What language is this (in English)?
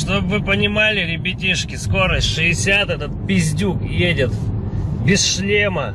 Russian